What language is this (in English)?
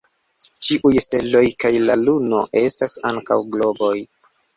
Esperanto